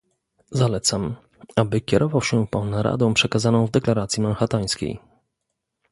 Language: Polish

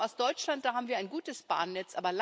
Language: German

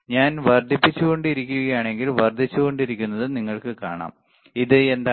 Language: Malayalam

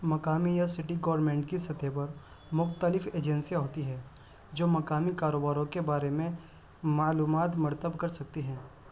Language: Urdu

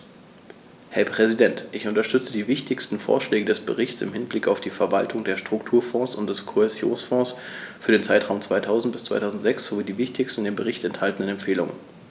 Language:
German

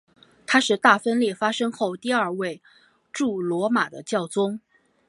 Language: Chinese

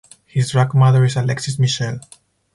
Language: English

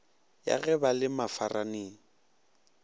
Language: Northern Sotho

